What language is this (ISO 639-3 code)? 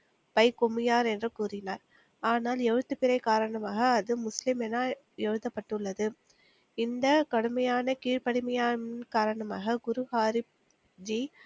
tam